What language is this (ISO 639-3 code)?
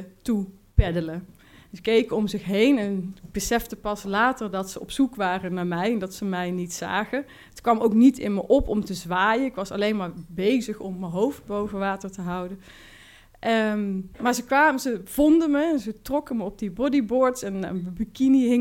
nld